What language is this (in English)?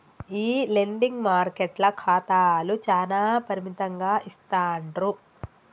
Telugu